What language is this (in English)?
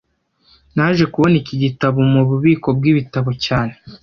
Kinyarwanda